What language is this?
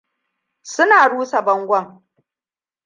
Hausa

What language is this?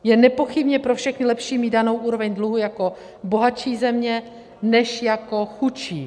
Czech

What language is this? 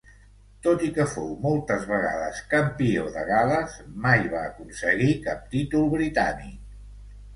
Catalan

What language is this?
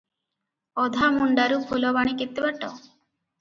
Odia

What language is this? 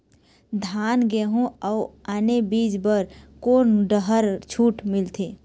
Chhattisgarhi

